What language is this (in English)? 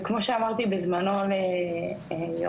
Hebrew